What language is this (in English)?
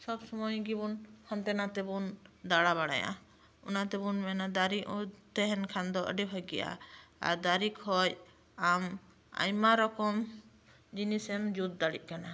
Santali